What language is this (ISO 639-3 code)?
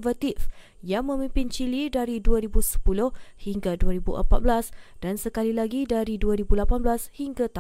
msa